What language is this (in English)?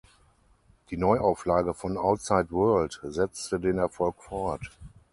German